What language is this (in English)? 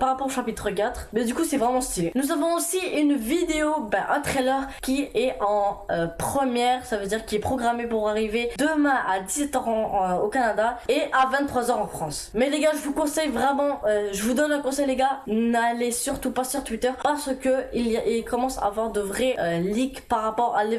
French